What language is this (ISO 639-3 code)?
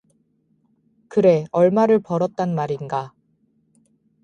kor